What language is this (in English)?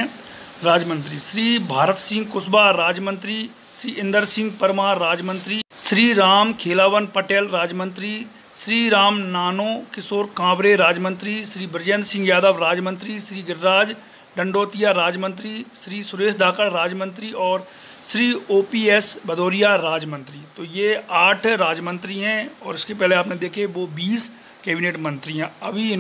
Hindi